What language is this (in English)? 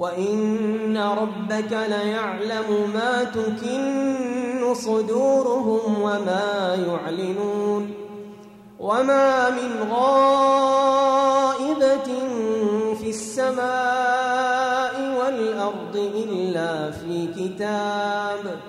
Arabic